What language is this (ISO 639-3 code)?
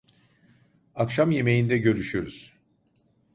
tur